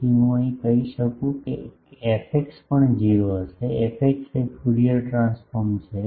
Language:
Gujarati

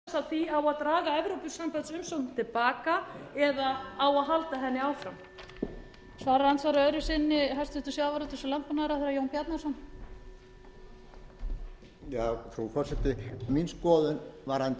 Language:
Icelandic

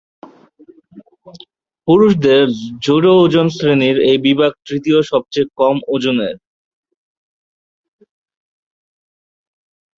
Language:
Bangla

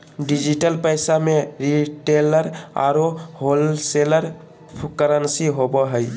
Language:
Magahi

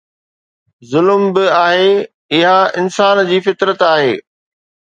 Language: Sindhi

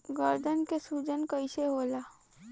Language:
Bhojpuri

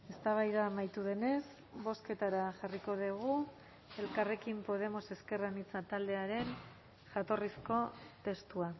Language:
Basque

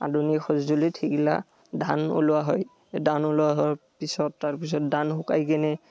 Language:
Assamese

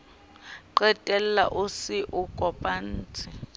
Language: Southern Sotho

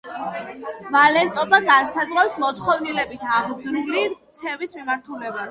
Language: Georgian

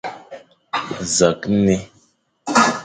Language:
Fang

